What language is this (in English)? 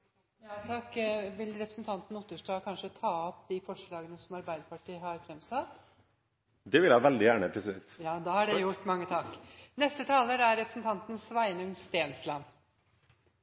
Norwegian